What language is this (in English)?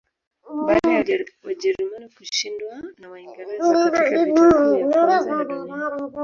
Swahili